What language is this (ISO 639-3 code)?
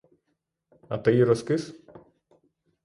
ukr